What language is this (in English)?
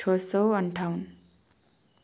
Nepali